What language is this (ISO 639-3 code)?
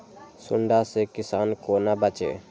mai